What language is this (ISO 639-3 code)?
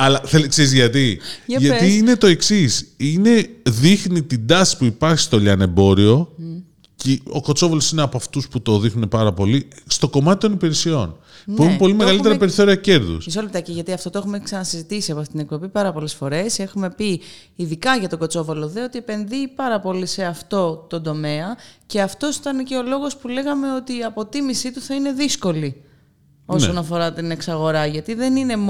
ell